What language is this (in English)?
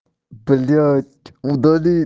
Russian